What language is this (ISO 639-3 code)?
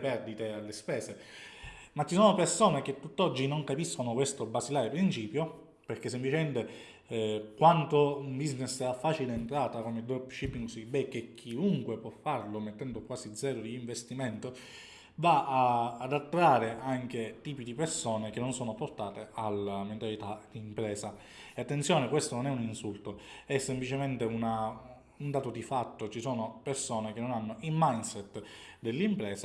ita